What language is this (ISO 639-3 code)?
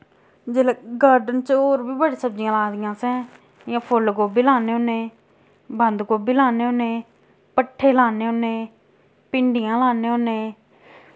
doi